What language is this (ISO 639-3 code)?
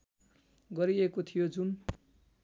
nep